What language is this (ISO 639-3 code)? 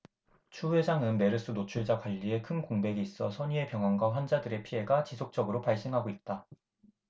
kor